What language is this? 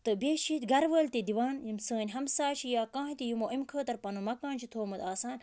Kashmiri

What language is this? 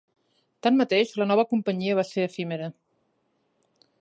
Catalan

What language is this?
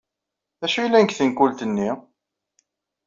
Kabyle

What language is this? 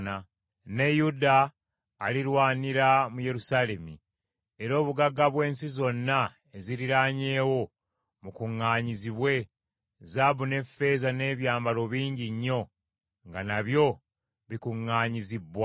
Ganda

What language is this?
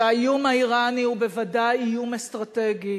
Hebrew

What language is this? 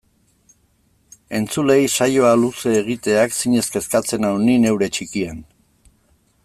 Basque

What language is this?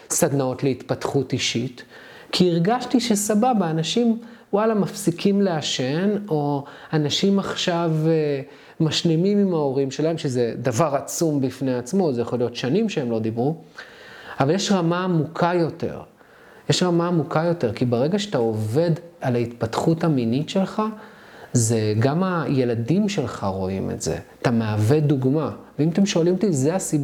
Hebrew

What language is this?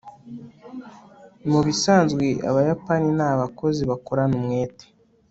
Kinyarwanda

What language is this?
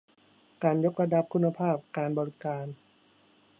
Thai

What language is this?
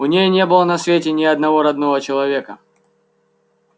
Russian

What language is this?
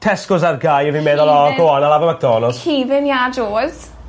Welsh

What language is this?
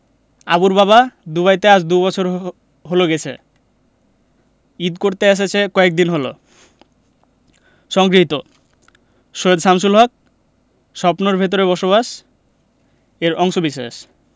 Bangla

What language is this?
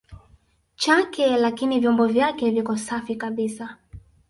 Swahili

